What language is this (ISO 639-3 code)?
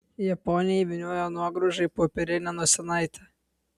lit